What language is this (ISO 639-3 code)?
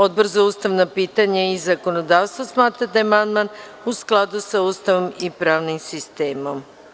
srp